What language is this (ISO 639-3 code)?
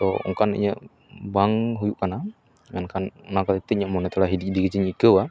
sat